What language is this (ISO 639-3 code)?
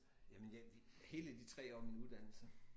dan